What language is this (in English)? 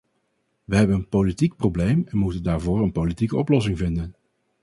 Dutch